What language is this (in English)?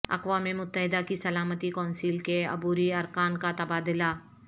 Urdu